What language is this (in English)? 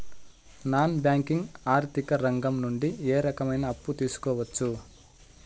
Telugu